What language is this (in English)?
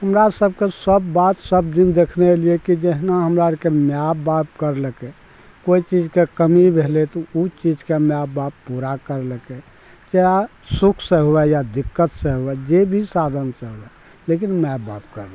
Maithili